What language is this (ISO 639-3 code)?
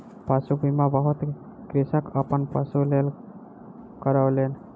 mai